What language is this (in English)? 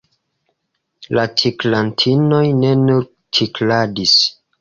Esperanto